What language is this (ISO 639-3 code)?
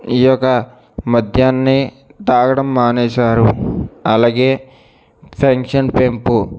tel